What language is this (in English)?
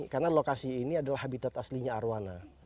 Indonesian